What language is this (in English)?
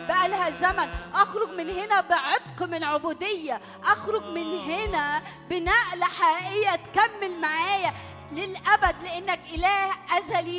Arabic